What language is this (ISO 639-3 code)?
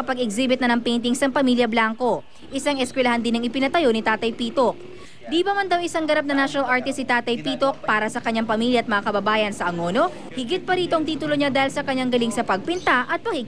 fil